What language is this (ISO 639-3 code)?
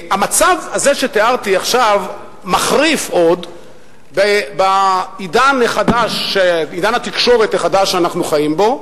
heb